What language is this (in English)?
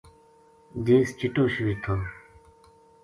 Gujari